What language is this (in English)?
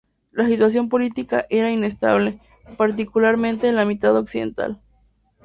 Spanish